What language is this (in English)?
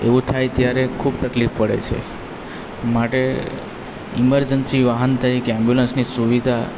Gujarati